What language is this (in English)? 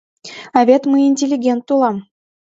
Mari